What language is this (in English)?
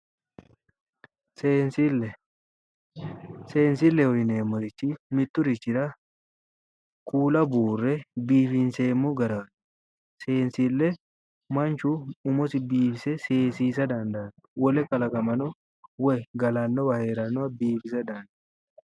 Sidamo